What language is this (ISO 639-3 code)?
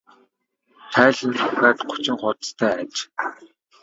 mon